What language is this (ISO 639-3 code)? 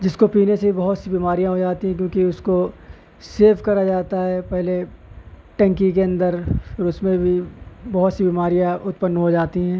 urd